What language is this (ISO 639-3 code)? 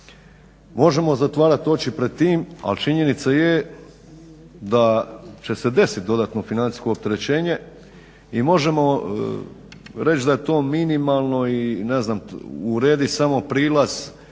hrv